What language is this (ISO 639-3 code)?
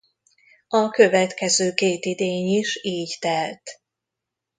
hun